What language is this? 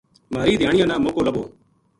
Gujari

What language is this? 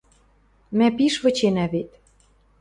Western Mari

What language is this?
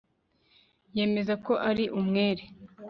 Kinyarwanda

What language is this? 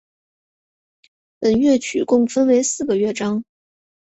Chinese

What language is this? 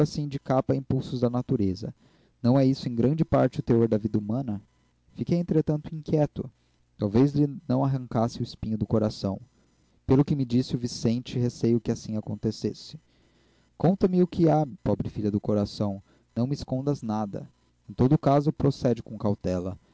Portuguese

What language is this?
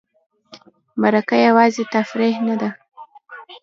Pashto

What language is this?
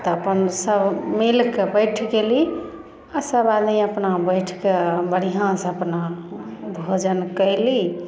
Maithili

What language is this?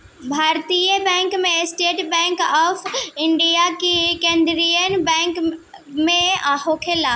Bhojpuri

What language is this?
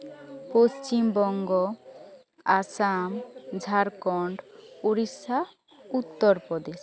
Santali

